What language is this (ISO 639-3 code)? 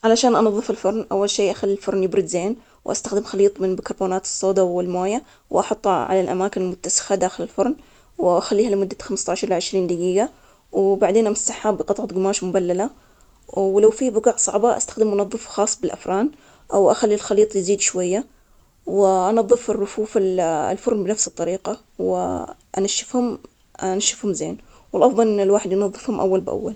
acx